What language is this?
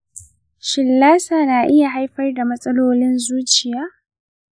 Hausa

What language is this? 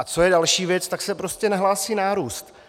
Czech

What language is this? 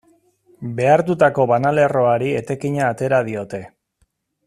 Basque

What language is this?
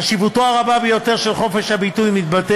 Hebrew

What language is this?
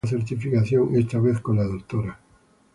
Spanish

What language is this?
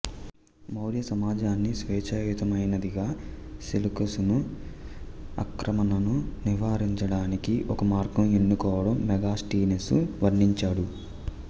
Telugu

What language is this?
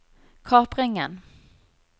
Norwegian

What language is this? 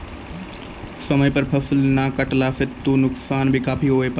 Maithili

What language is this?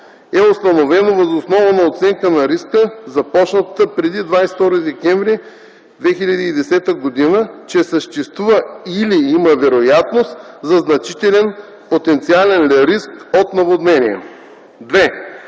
Bulgarian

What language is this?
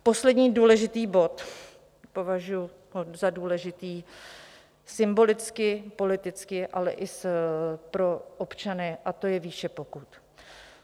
Czech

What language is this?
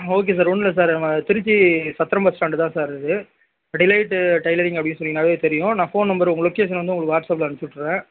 Tamil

